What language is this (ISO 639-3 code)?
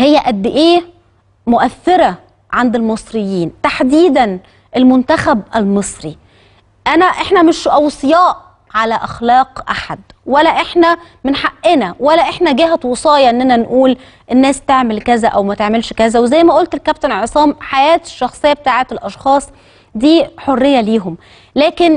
ara